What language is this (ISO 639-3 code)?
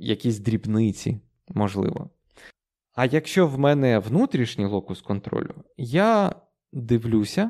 ukr